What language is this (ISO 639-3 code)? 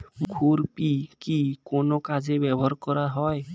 ben